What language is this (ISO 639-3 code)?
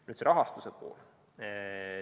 est